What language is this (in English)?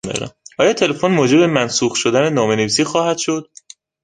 Persian